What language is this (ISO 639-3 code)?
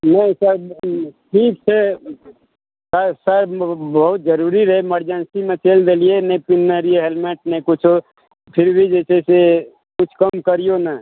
mai